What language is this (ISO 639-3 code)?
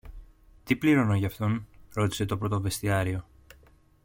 ell